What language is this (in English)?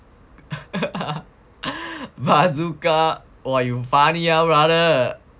English